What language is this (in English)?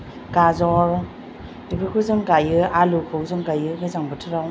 Bodo